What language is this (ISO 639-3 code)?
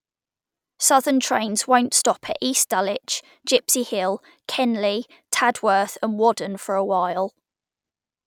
eng